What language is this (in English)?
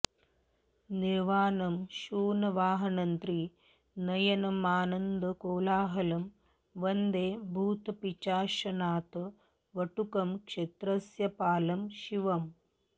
Sanskrit